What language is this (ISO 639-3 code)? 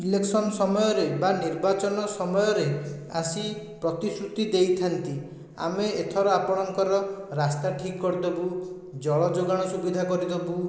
ori